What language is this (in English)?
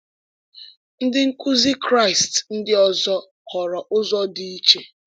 Igbo